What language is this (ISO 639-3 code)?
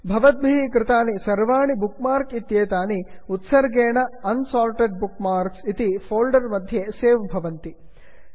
san